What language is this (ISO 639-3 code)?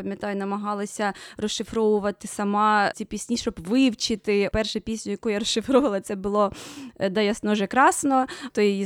ukr